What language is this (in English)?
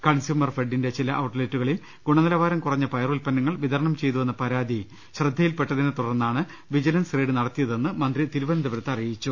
Malayalam